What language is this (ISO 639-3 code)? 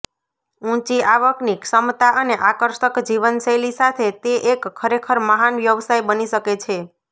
guj